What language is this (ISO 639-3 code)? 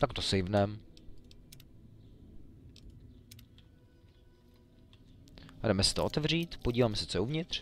ces